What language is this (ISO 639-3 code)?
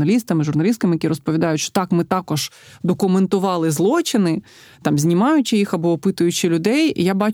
ukr